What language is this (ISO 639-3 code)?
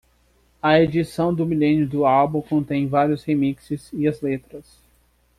por